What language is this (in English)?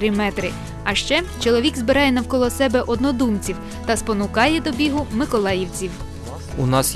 Ukrainian